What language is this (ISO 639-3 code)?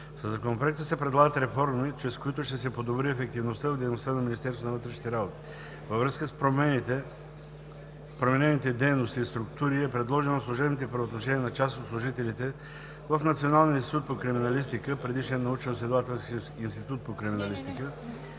bul